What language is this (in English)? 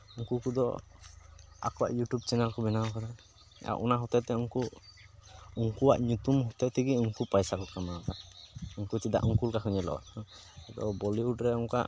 Santali